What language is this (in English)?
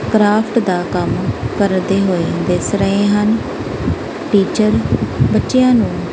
Punjabi